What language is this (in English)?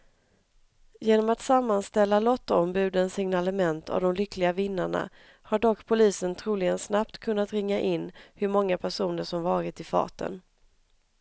Swedish